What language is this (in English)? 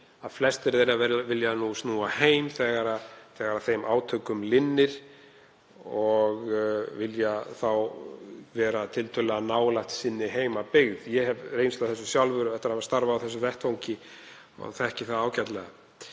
Icelandic